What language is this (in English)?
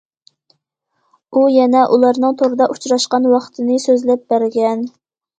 Uyghur